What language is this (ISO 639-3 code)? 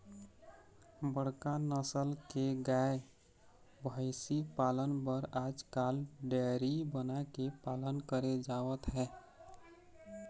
hne